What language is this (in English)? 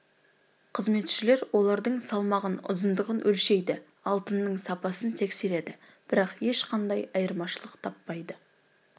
Kazakh